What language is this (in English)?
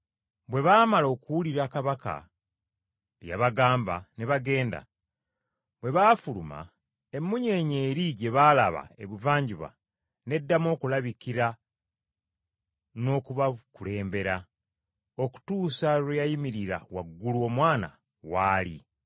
Ganda